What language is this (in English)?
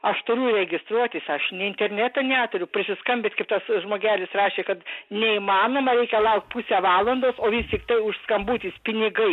Lithuanian